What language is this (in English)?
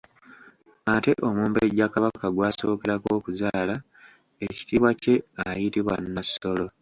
Ganda